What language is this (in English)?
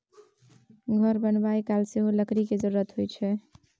Maithili